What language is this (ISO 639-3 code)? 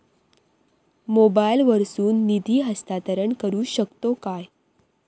mar